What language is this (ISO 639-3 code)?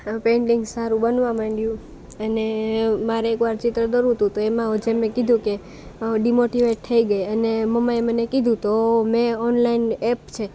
guj